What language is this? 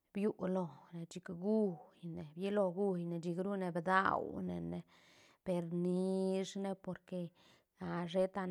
Santa Catarina Albarradas Zapotec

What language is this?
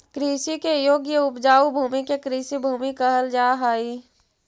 Magahi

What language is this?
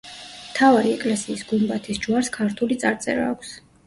Georgian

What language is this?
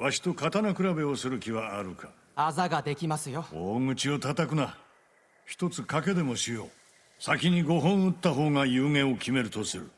Japanese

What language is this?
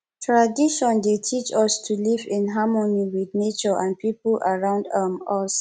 Nigerian Pidgin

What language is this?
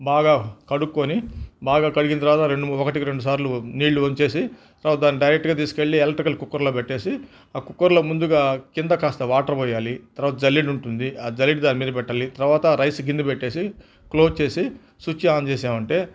Telugu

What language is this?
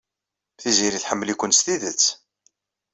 Kabyle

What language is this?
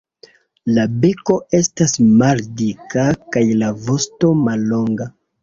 Esperanto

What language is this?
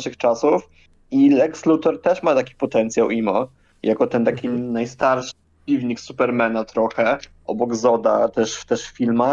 Polish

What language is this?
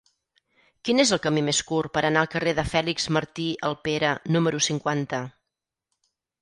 Catalan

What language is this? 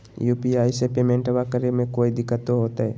Magahi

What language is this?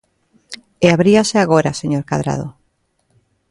Galician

